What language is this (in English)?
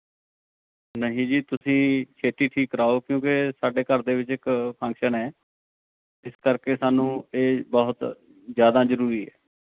Punjabi